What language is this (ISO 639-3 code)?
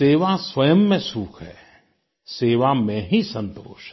hin